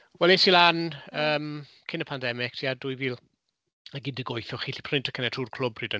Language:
Welsh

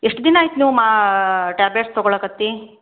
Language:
Kannada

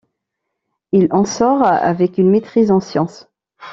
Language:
French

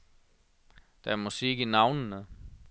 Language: Danish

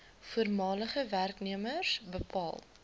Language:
Afrikaans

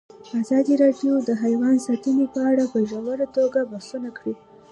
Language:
Pashto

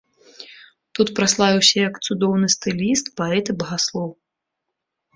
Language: Belarusian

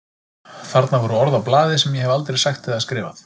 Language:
Icelandic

